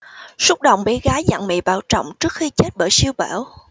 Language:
Vietnamese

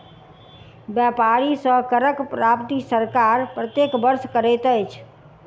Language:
Maithili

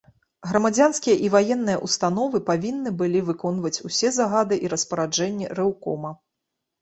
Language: Belarusian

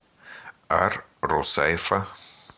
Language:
Russian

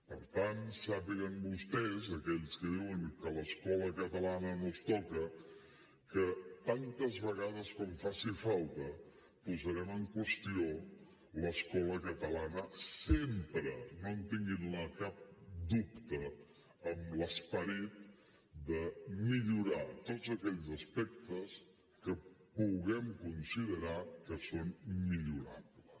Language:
Catalan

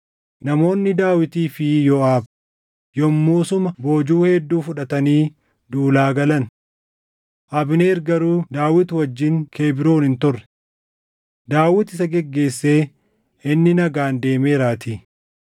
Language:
Oromo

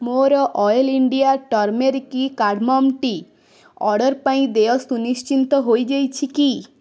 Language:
Odia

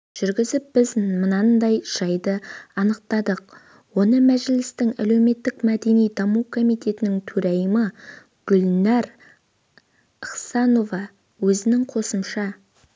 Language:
Kazakh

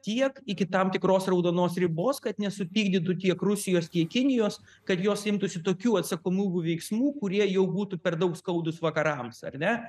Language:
Lithuanian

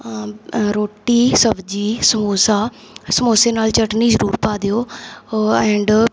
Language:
Punjabi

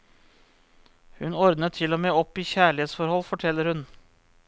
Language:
Norwegian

